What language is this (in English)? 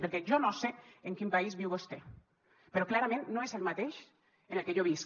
Catalan